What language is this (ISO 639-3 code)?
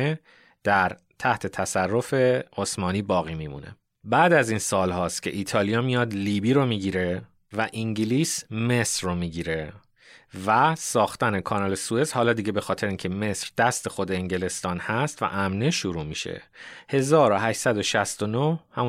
fas